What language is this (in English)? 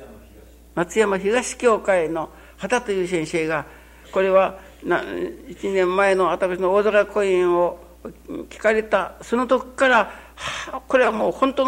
Japanese